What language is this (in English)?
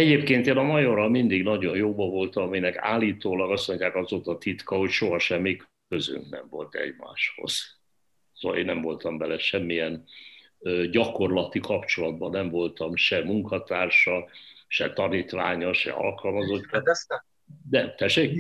Hungarian